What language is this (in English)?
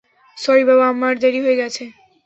Bangla